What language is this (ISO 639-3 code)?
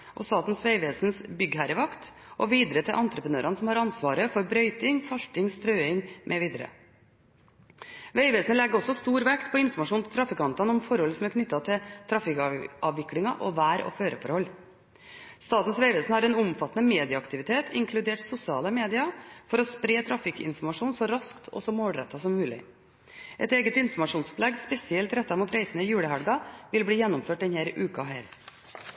nob